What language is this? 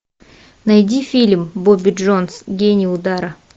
Russian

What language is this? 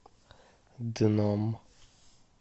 Russian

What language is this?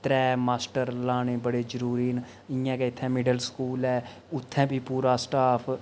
Dogri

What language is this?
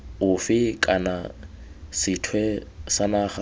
Tswana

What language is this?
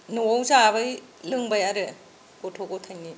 Bodo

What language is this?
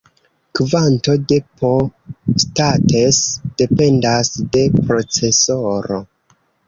Esperanto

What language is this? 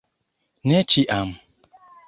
Esperanto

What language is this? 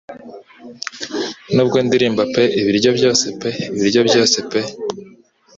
Kinyarwanda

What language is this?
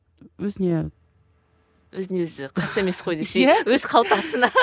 Kazakh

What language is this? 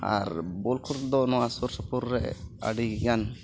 Santali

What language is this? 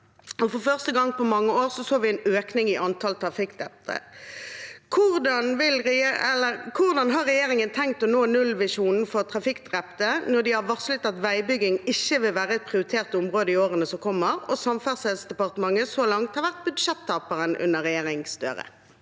Norwegian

